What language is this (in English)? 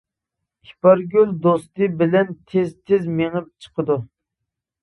Uyghur